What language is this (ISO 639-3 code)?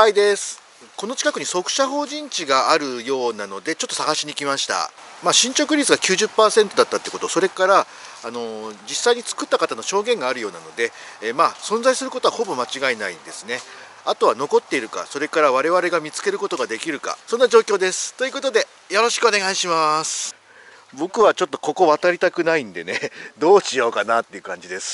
jpn